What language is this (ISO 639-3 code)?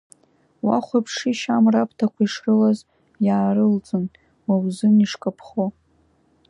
abk